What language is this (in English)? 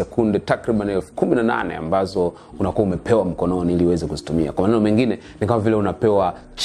Swahili